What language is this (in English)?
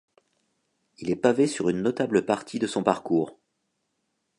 French